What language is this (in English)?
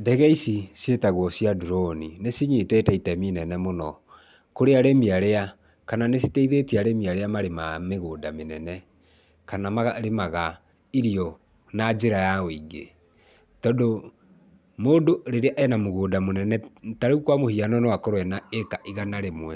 Kikuyu